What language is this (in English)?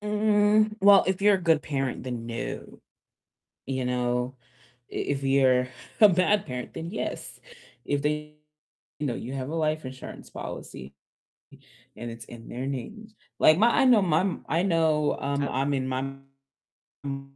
English